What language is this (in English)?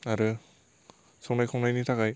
Bodo